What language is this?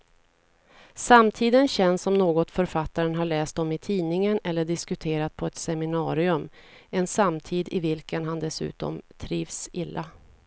Swedish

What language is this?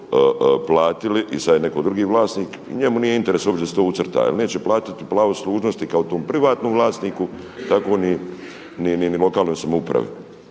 Croatian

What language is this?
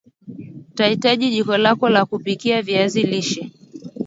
Swahili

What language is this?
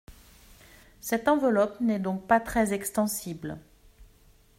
French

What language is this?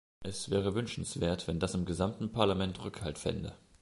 German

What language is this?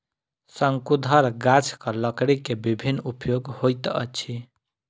Maithili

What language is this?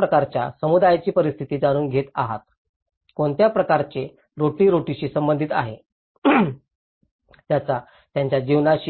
Marathi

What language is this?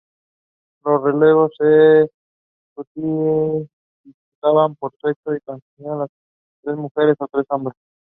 English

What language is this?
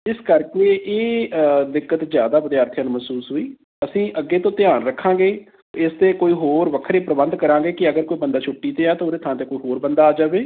Punjabi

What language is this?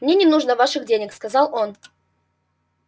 Russian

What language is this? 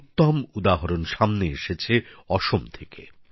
Bangla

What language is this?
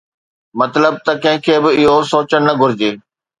Sindhi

